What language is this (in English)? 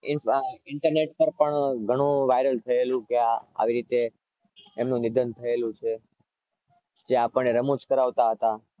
Gujarati